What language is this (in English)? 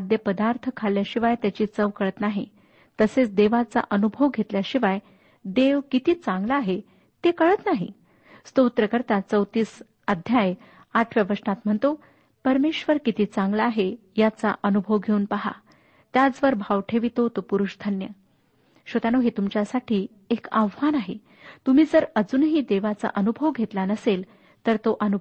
Marathi